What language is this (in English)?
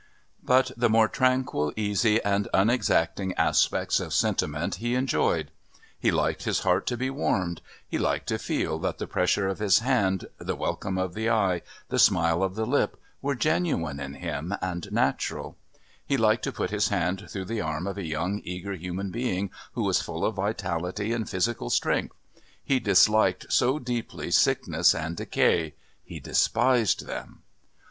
English